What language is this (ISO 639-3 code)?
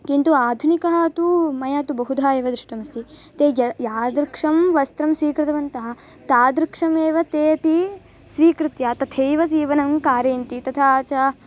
san